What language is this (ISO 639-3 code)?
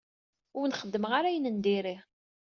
kab